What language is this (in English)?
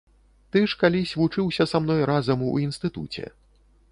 Belarusian